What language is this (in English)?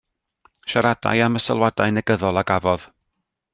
Welsh